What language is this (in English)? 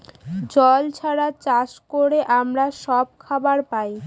Bangla